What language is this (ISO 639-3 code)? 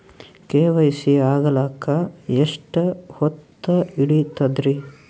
kan